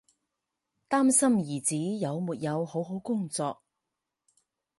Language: Chinese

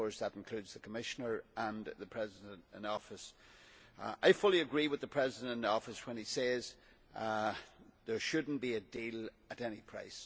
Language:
English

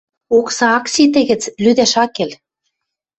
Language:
Western Mari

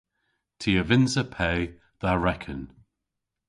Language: Cornish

